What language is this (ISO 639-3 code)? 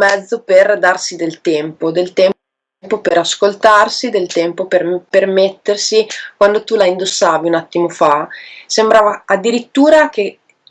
ita